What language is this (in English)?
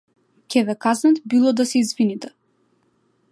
Macedonian